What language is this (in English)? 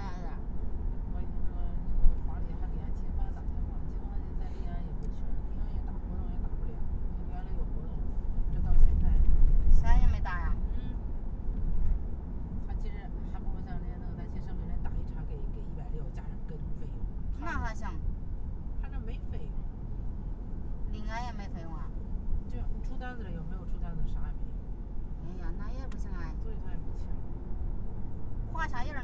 Chinese